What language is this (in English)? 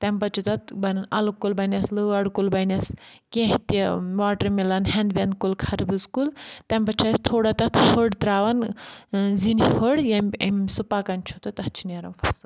Kashmiri